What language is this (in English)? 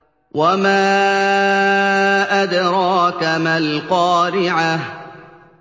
Arabic